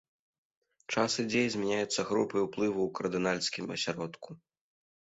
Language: Belarusian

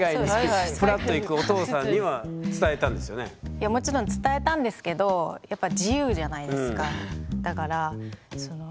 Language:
Japanese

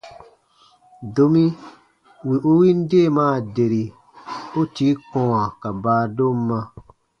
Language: Baatonum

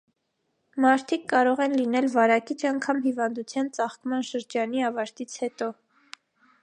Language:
Armenian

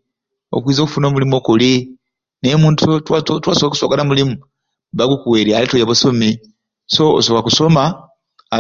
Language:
Ruuli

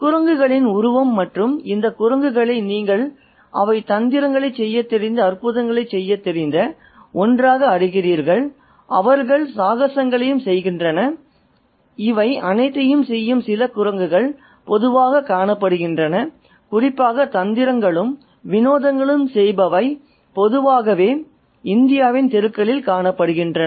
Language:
Tamil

